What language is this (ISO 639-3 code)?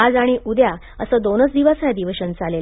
mar